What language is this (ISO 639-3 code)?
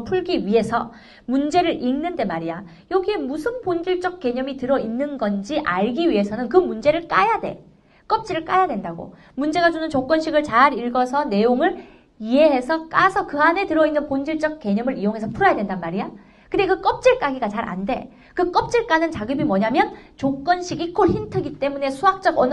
kor